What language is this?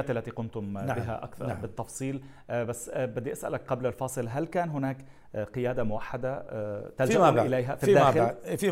Arabic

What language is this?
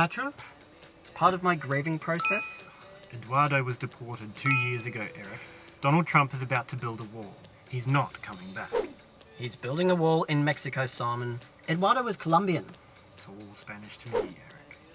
English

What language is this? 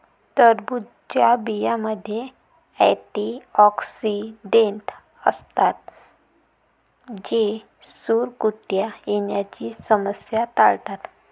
Marathi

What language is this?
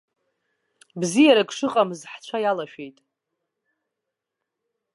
Abkhazian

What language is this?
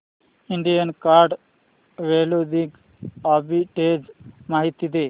Marathi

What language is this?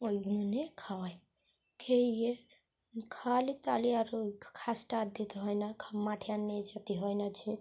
Bangla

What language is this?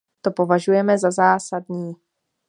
Czech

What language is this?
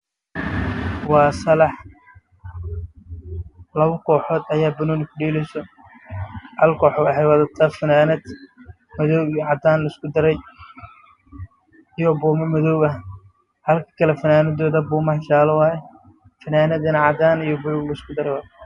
Somali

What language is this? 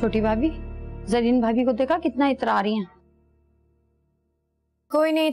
Hindi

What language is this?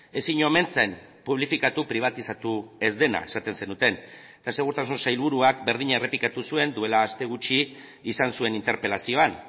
Basque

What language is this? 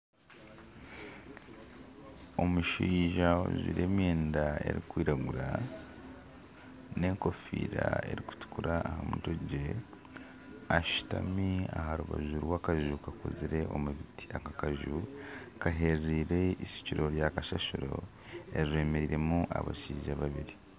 Nyankole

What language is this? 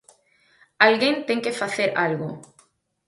Galician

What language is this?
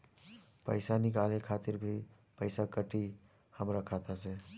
Bhojpuri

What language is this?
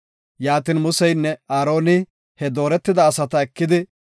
Gofa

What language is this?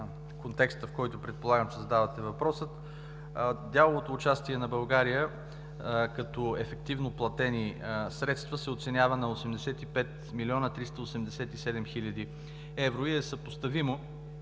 Bulgarian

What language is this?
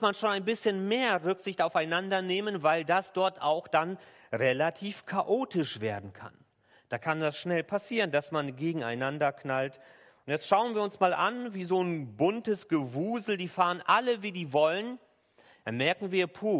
German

